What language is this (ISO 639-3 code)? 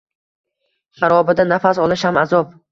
uzb